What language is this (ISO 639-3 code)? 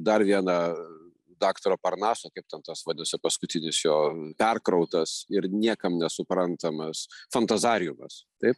lit